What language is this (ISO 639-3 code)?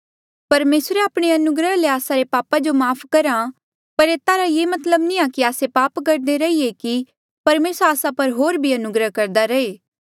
mjl